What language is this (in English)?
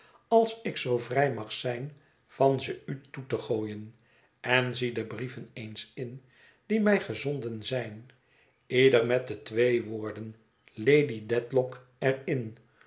Dutch